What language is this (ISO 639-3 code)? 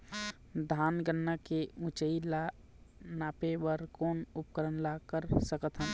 hne